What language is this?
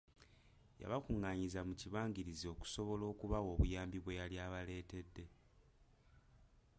Ganda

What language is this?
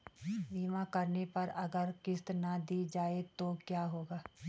Hindi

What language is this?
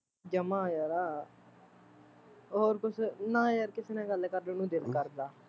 Punjabi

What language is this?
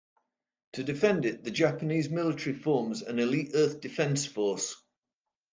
English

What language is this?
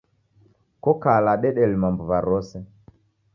Taita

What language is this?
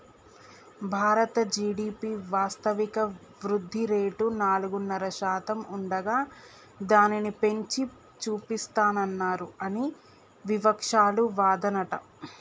Telugu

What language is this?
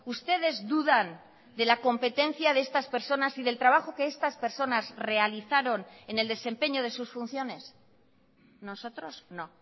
Spanish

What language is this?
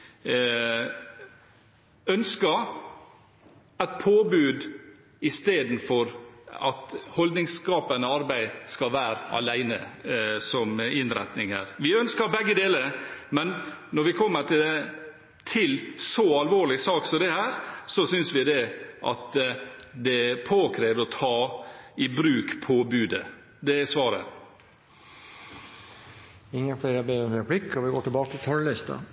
Norwegian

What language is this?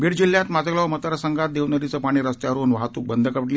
Marathi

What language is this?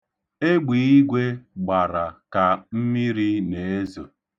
Igbo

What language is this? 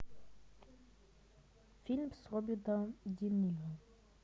Russian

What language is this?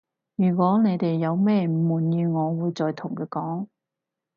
Cantonese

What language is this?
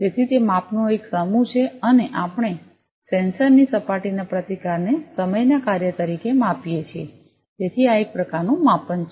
Gujarati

